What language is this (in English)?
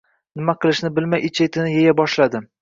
Uzbek